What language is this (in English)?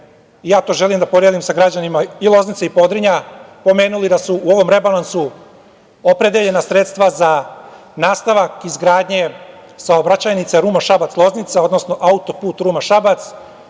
Serbian